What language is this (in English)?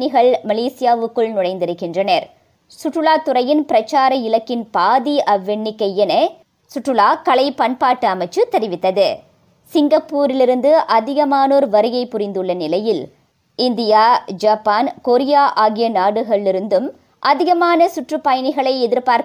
Tamil